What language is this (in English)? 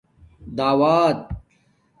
Domaaki